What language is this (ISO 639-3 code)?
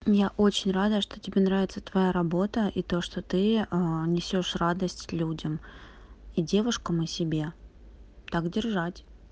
rus